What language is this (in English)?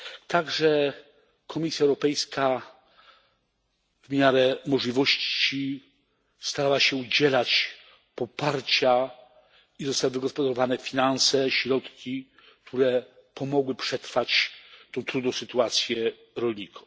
Polish